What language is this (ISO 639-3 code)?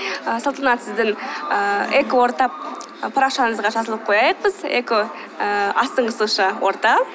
kaz